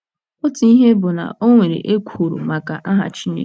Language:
Igbo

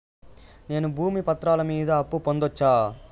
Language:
Telugu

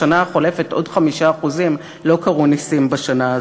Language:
Hebrew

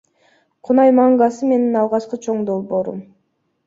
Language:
Kyrgyz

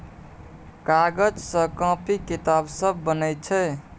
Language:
Maithili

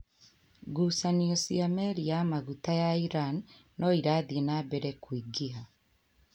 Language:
Kikuyu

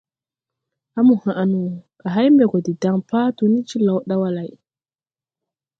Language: Tupuri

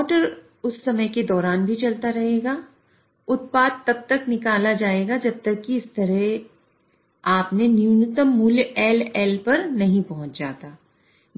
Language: Hindi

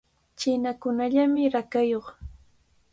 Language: Cajatambo North Lima Quechua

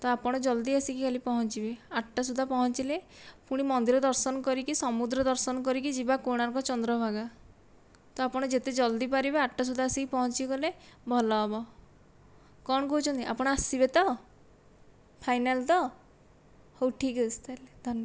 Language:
Odia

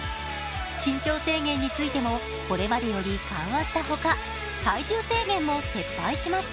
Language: Japanese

